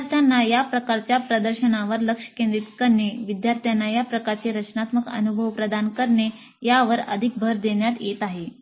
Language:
Marathi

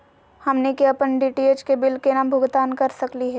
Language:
Magahi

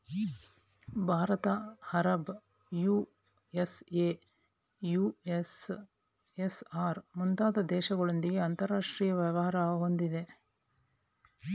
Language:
Kannada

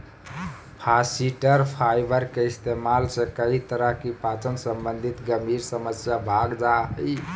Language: Magahi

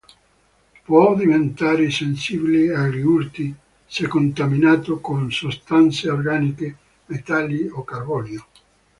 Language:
Italian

